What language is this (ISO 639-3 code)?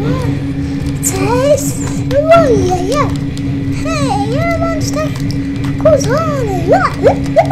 pol